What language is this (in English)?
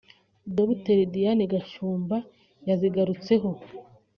Kinyarwanda